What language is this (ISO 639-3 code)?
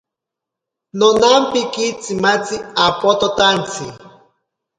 prq